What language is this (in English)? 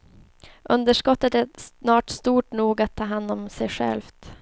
Swedish